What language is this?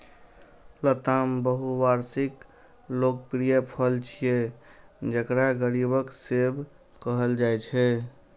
Maithili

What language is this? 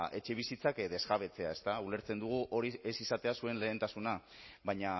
Basque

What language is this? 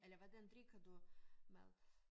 Danish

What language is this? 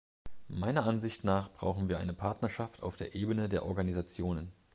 German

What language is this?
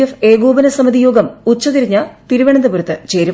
Malayalam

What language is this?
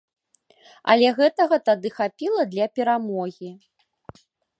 Belarusian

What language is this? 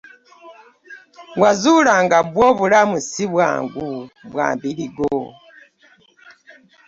Ganda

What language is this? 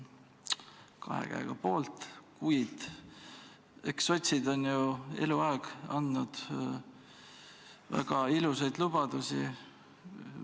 Estonian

